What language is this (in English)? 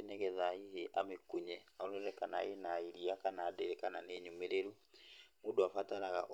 Kikuyu